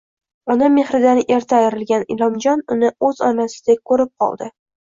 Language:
Uzbek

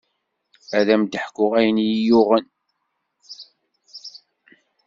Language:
Kabyle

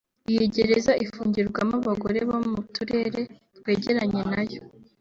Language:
Kinyarwanda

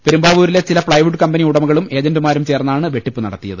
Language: Malayalam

